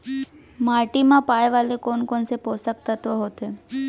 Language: Chhattisgarhi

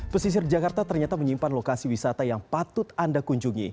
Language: Indonesian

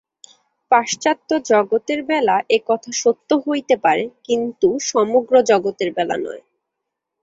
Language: Bangla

